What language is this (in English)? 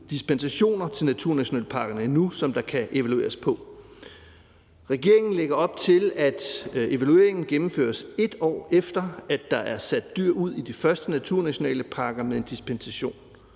Danish